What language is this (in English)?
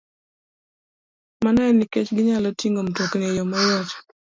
Luo (Kenya and Tanzania)